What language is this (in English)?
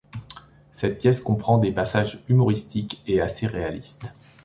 French